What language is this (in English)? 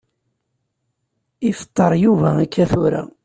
Kabyle